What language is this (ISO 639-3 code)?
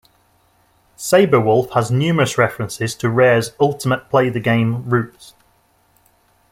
eng